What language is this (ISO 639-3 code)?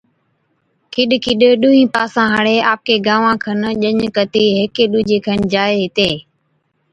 odk